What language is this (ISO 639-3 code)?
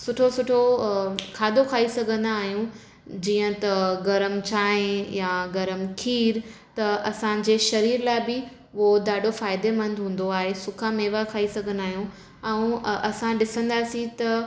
snd